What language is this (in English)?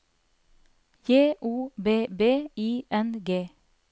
Norwegian